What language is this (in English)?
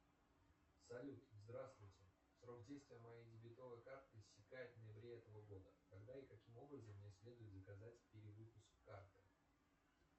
Russian